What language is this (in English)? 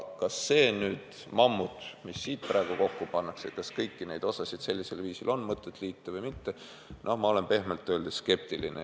Estonian